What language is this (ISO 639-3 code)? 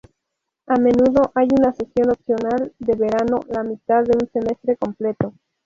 spa